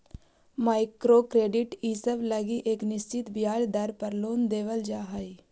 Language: Magahi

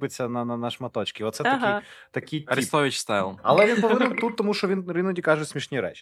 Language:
Ukrainian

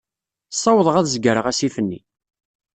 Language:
Kabyle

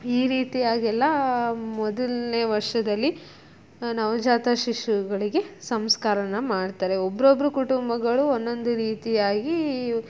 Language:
Kannada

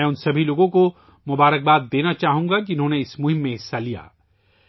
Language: Urdu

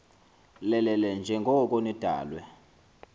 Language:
Xhosa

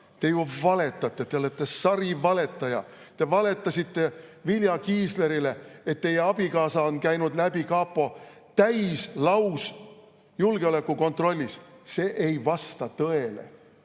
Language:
Estonian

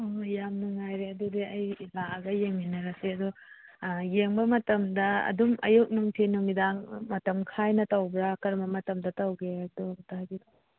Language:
Manipuri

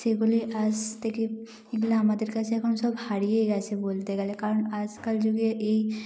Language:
Bangla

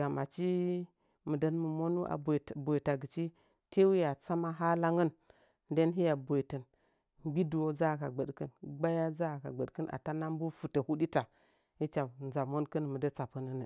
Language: Nzanyi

